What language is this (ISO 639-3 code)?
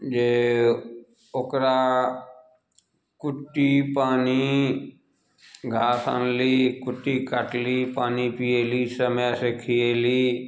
mai